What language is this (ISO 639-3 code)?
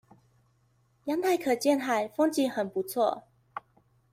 zho